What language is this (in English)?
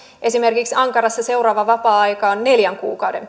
Finnish